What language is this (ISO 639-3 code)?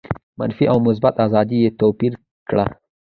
pus